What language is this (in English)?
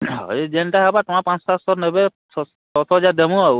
Odia